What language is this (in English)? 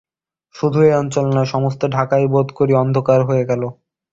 Bangla